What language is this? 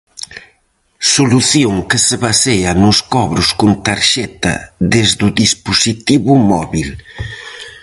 Galician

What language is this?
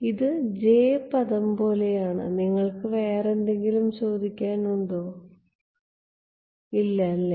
Malayalam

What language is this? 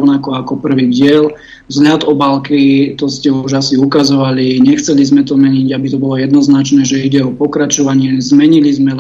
Slovak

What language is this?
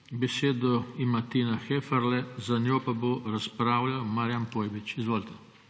Slovenian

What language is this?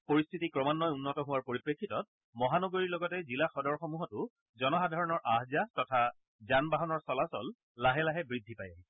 Assamese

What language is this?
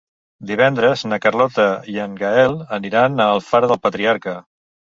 Catalan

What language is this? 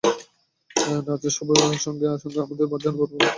Bangla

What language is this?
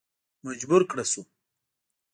Pashto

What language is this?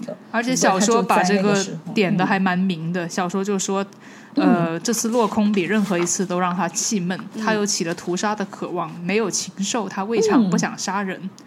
Chinese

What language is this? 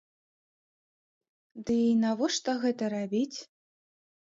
Belarusian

